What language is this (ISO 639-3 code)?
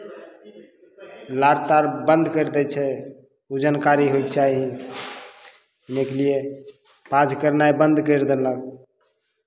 mai